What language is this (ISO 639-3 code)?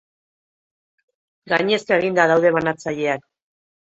eus